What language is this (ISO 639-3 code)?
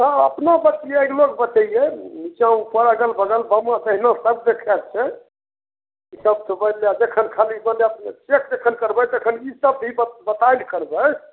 mai